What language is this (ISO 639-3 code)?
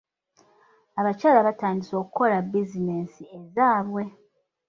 lug